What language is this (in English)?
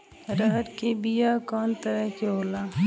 Bhojpuri